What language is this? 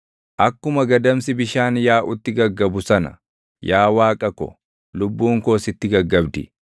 Oromo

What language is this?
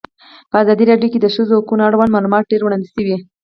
Pashto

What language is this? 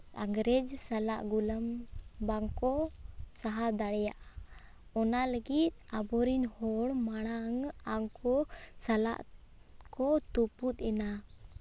Santali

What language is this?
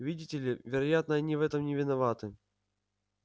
Russian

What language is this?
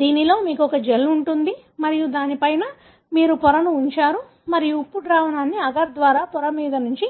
Telugu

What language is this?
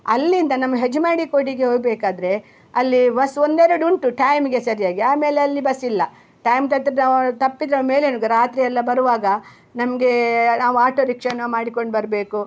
Kannada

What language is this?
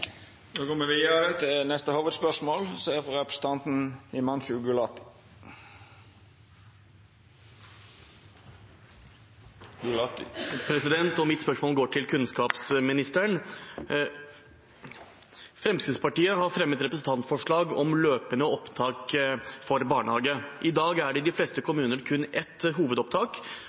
Norwegian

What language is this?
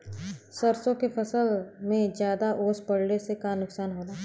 Bhojpuri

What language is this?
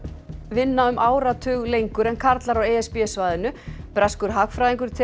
Icelandic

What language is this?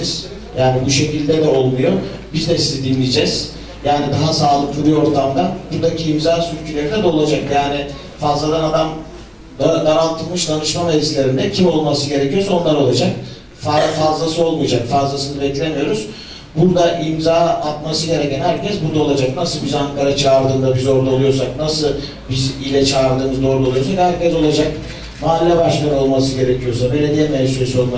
Turkish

